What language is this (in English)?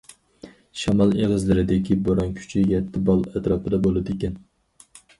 Uyghur